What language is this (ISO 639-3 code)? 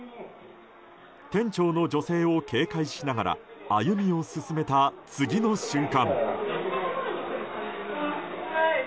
jpn